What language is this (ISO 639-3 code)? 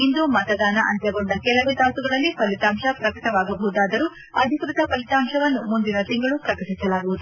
kan